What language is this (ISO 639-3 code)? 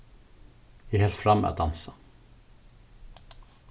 fao